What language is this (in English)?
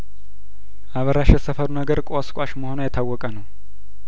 Amharic